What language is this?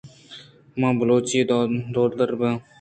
Eastern Balochi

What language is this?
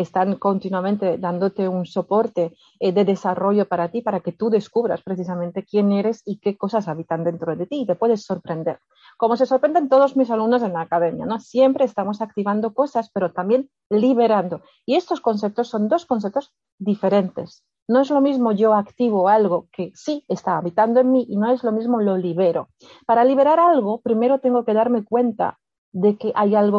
Spanish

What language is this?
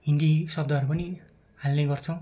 Nepali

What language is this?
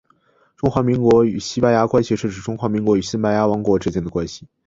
Chinese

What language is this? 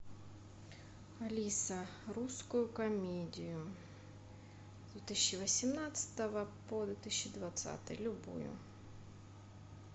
Russian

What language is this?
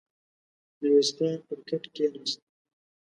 Pashto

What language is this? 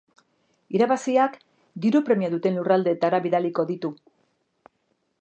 Basque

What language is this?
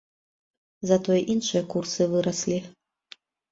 Belarusian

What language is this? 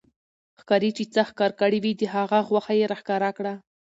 Pashto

